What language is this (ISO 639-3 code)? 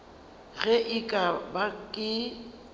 nso